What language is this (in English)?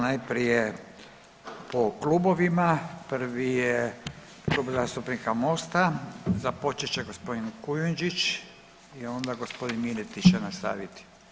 Croatian